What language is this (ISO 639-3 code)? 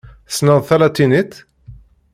kab